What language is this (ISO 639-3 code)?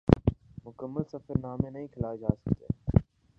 urd